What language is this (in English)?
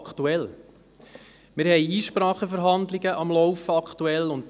Swiss German